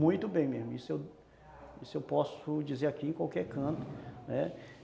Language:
Portuguese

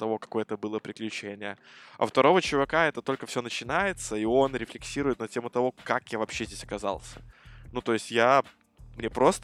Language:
Russian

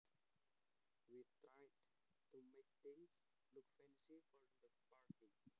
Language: Javanese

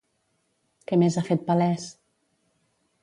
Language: Catalan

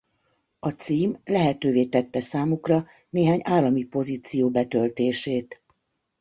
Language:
Hungarian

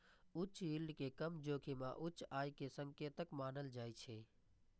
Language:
Maithili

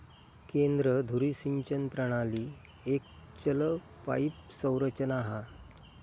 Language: Marathi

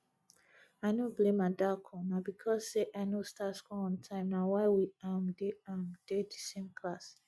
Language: Nigerian Pidgin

